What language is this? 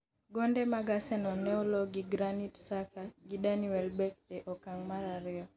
Luo (Kenya and Tanzania)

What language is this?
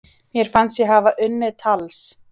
Icelandic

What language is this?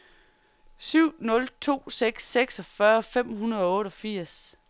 Danish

